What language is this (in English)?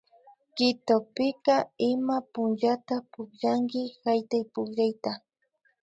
Imbabura Highland Quichua